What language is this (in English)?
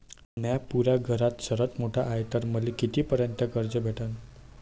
Marathi